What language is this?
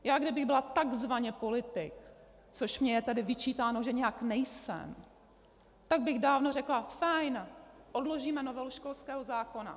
Czech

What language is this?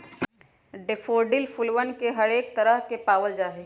Magahi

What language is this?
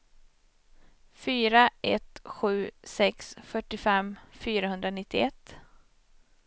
Swedish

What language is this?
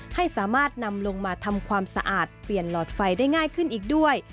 Thai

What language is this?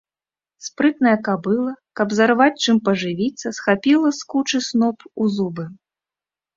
Belarusian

